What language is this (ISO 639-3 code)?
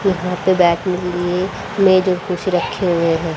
hin